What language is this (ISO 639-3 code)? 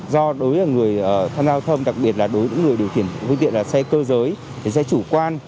vie